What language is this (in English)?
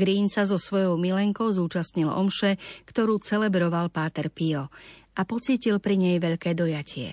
Slovak